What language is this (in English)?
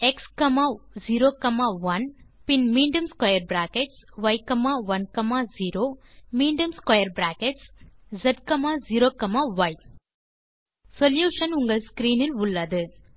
Tamil